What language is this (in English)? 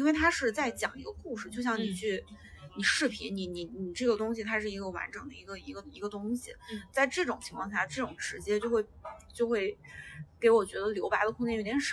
Chinese